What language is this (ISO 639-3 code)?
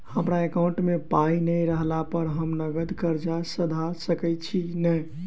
mai